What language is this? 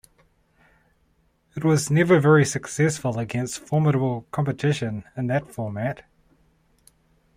English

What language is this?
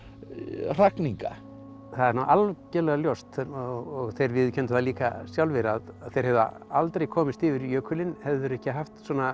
Icelandic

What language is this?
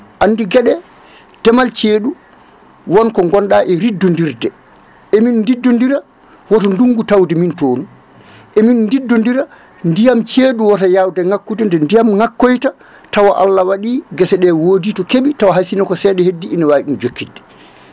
Fula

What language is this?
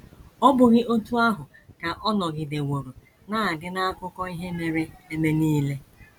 Igbo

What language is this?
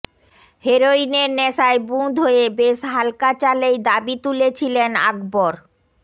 Bangla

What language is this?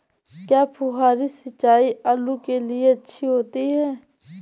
Hindi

